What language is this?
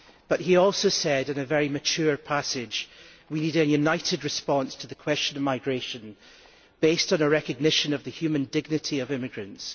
English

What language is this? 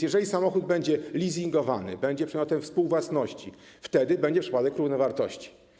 Polish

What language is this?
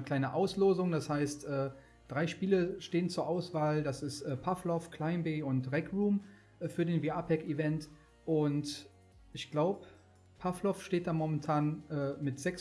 German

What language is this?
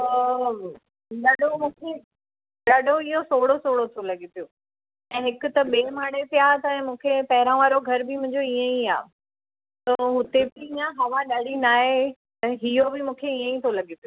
Sindhi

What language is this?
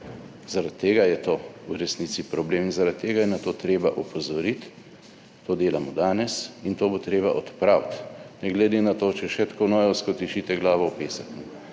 Slovenian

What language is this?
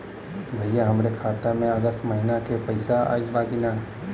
Bhojpuri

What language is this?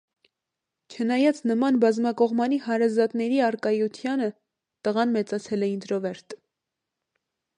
Armenian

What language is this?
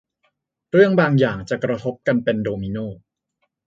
Thai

